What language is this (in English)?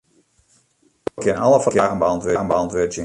Western Frisian